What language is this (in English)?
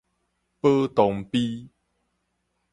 Min Nan Chinese